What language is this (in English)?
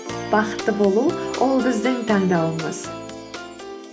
Kazakh